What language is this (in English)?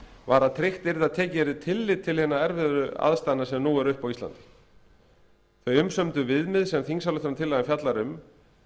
Icelandic